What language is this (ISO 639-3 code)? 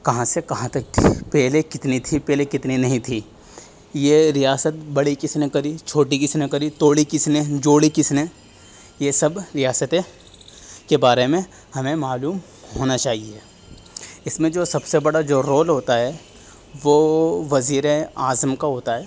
urd